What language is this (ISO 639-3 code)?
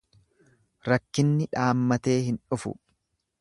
orm